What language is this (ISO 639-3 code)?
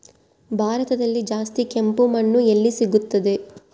kan